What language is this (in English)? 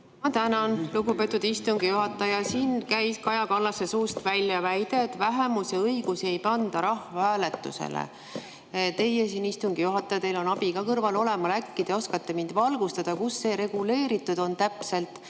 Estonian